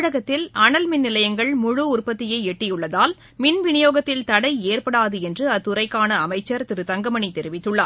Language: Tamil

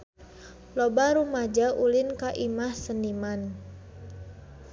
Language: Sundanese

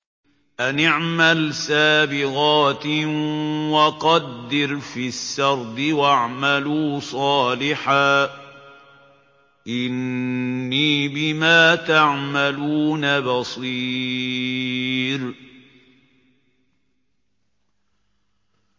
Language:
Arabic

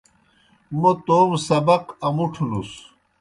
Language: Kohistani Shina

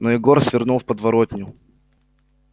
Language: Russian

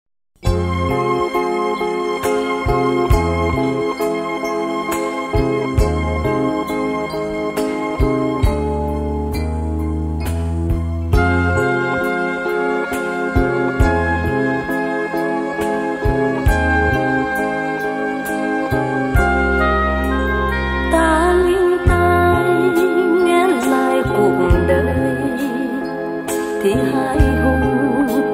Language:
Vietnamese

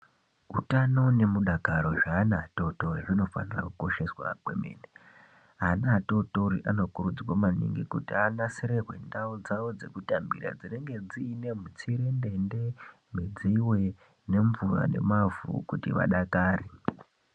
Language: Ndau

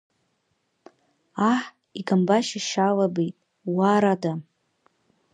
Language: Abkhazian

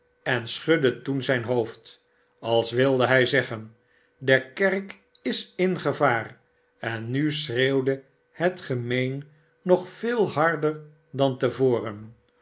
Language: Dutch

